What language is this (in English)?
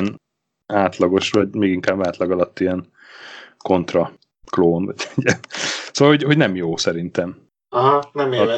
Hungarian